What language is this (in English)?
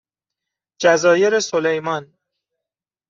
Persian